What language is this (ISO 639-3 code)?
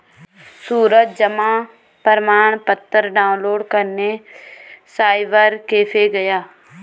hin